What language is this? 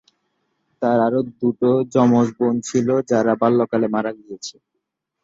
Bangla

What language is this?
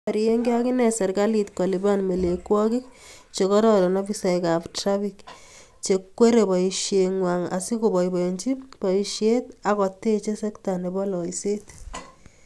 Kalenjin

